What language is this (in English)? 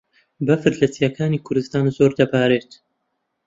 Central Kurdish